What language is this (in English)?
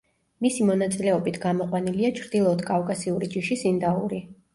Georgian